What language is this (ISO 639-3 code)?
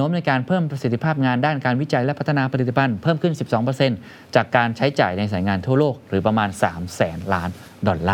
tha